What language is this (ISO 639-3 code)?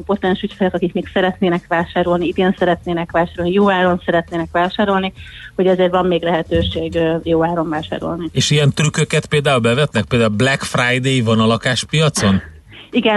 hun